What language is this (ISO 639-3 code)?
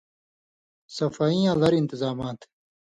mvy